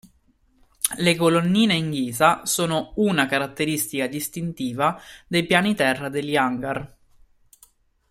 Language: Italian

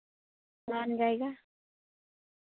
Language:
Santali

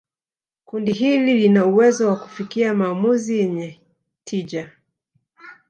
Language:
Swahili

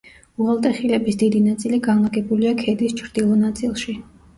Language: Georgian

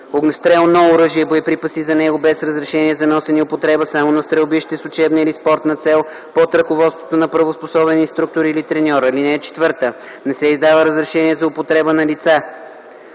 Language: Bulgarian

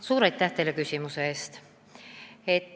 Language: Estonian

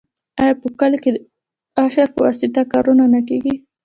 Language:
Pashto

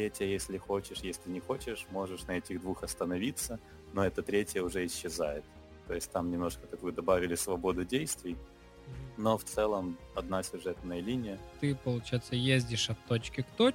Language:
Russian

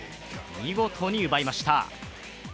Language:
Japanese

